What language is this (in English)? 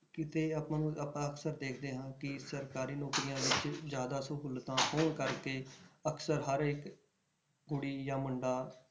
Punjabi